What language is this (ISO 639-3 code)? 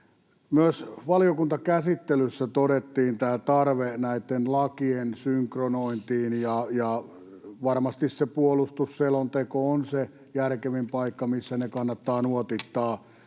fin